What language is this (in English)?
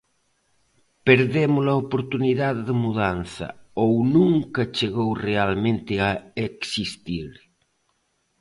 Galician